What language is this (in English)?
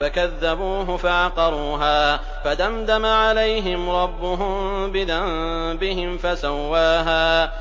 Arabic